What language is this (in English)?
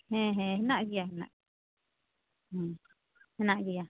Santali